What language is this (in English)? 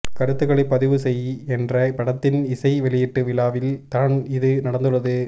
Tamil